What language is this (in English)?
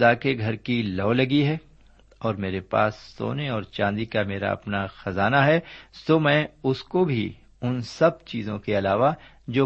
Urdu